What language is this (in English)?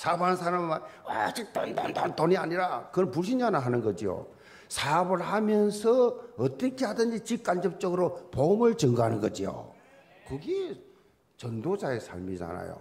Korean